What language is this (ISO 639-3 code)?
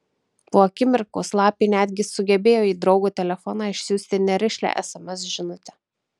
lit